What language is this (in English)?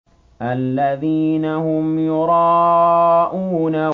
Arabic